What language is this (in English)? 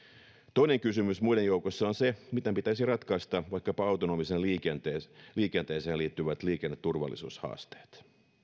Finnish